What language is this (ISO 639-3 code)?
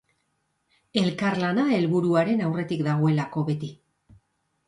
eus